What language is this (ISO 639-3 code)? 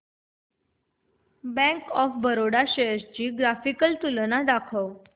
mar